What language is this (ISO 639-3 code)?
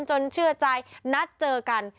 tha